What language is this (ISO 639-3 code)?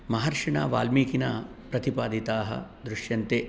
san